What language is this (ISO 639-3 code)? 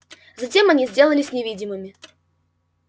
rus